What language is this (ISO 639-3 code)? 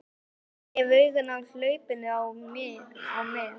isl